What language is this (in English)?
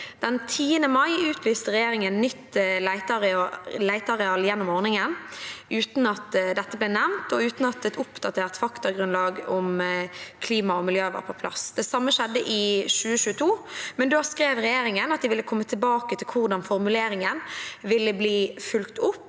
Norwegian